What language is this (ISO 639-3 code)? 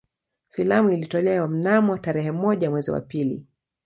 swa